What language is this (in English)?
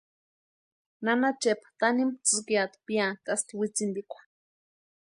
Western Highland Purepecha